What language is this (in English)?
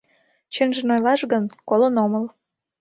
Mari